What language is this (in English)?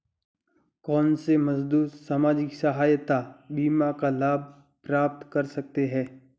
Hindi